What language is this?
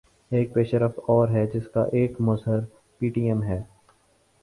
Urdu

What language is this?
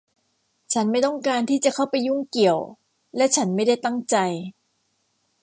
Thai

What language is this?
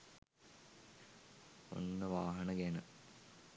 Sinhala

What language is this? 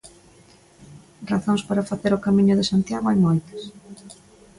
Galician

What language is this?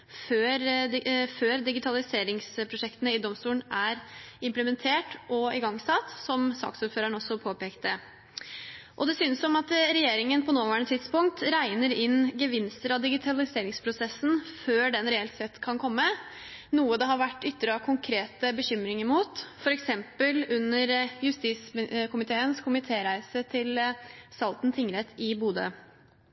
Norwegian Bokmål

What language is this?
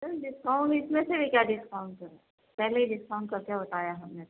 Urdu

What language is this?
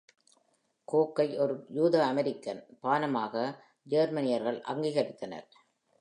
Tamil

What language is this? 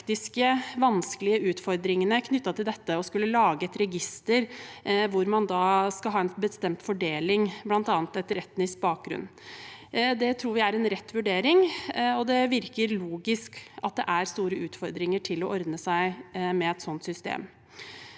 Norwegian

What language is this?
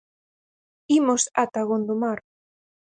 Galician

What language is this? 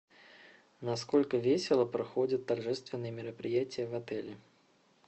Russian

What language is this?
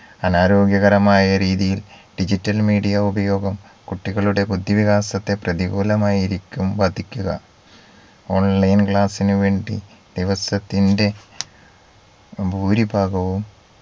Malayalam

